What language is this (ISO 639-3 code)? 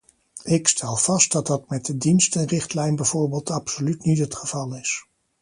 nld